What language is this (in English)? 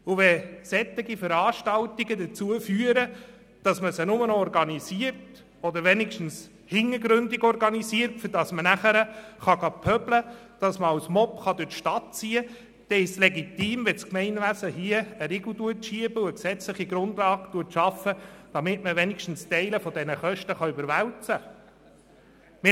Swiss German